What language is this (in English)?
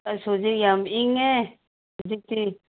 Manipuri